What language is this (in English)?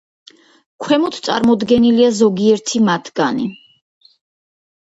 Georgian